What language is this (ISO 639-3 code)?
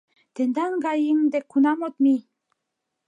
chm